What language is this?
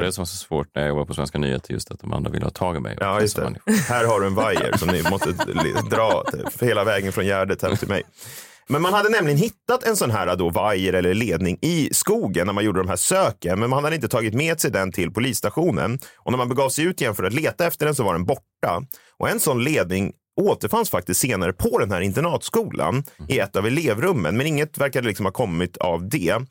Swedish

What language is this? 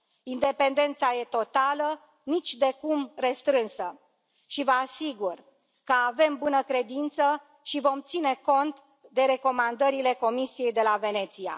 Romanian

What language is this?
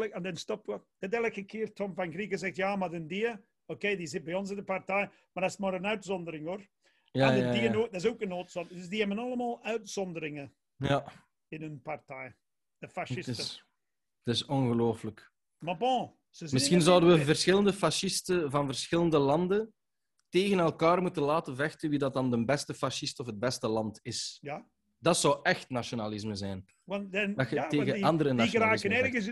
Dutch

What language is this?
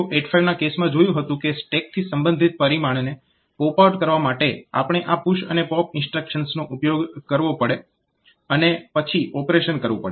Gujarati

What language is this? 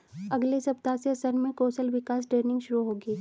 Hindi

